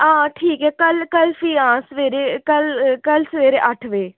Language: Dogri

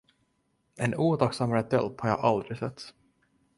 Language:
Swedish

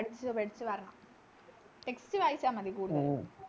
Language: Malayalam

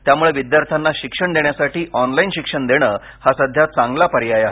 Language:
Marathi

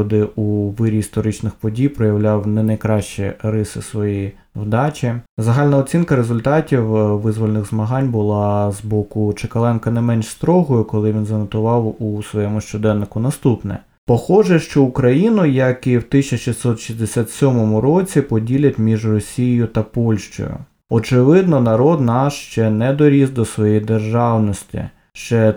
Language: Ukrainian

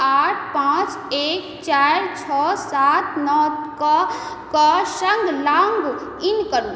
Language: Maithili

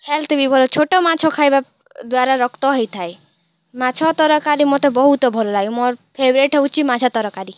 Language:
Odia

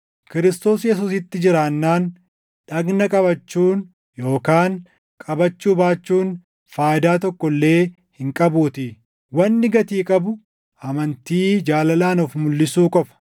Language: Oromo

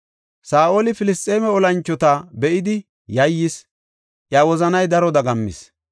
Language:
Gofa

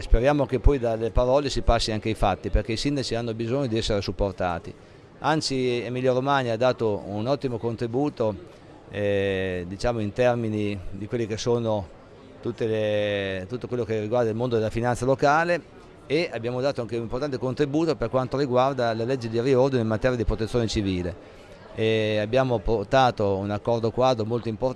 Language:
Italian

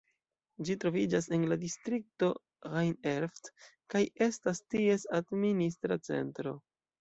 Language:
Esperanto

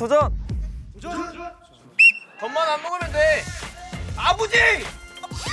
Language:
Korean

